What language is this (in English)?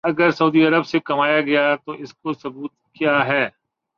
Urdu